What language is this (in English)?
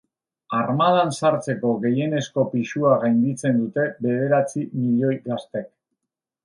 Basque